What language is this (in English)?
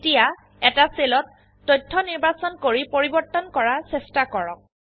Assamese